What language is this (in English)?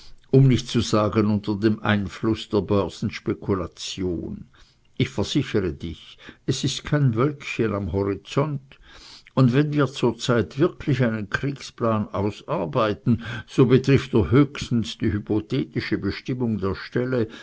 German